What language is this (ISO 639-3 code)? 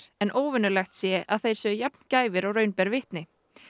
isl